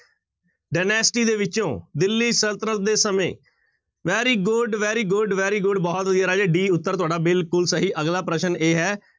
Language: Punjabi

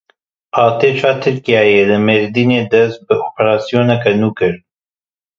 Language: Kurdish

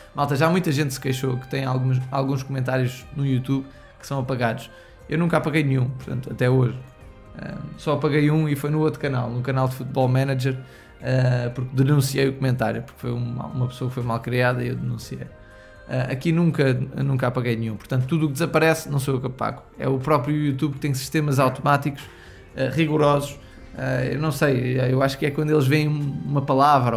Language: Portuguese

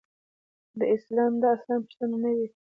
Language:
Pashto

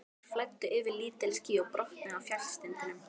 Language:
Icelandic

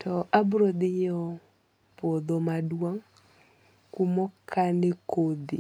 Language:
Luo (Kenya and Tanzania)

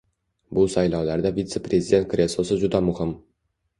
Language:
Uzbek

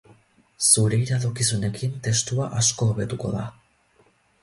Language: Basque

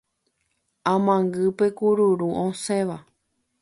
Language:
Guarani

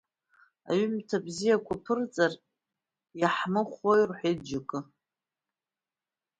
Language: Abkhazian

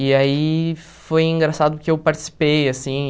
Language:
Portuguese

